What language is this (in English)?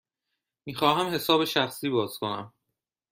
Persian